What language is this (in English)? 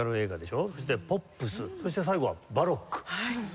Japanese